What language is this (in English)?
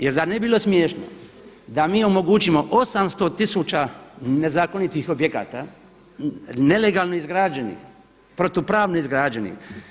Croatian